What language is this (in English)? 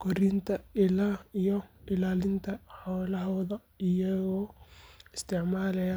Somali